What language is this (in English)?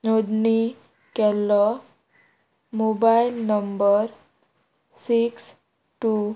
Konkani